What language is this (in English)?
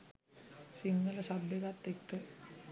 Sinhala